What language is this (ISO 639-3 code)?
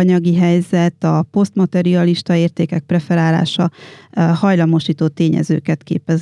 hun